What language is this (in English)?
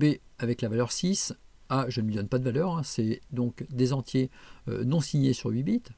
French